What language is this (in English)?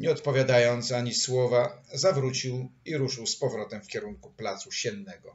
Polish